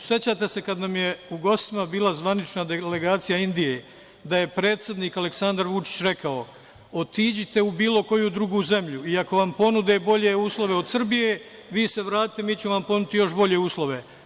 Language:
Serbian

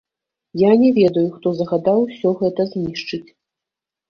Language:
Belarusian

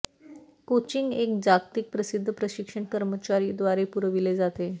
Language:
Marathi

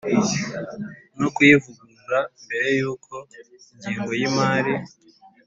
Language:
Kinyarwanda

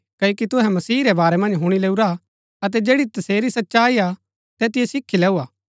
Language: Gaddi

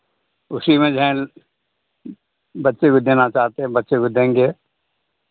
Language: Hindi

